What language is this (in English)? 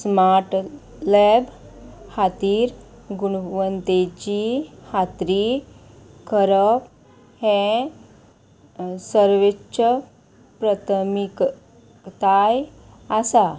Konkani